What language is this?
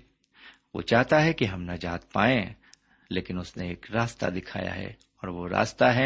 Urdu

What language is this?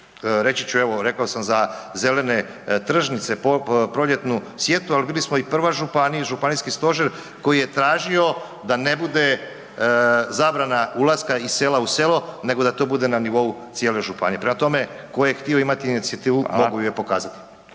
Croatian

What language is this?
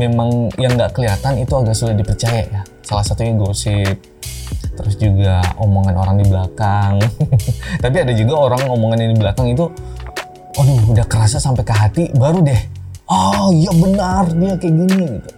Indonesian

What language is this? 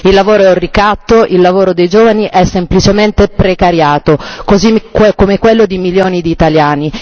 Italian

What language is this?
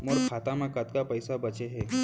Chhattisgarhi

